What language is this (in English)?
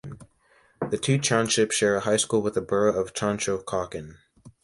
English